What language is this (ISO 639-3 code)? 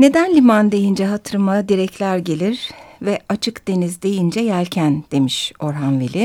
tur